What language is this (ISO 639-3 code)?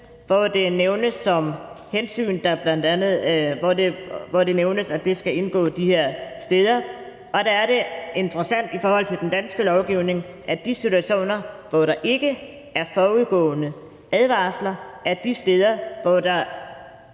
dan